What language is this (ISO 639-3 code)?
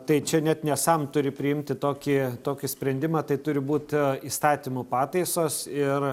lit